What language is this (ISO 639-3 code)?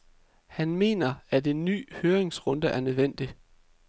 dan